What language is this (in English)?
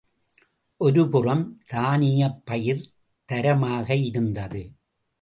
Tamil